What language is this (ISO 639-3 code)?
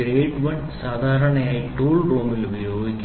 mal